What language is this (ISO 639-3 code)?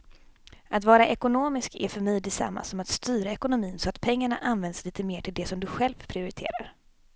swe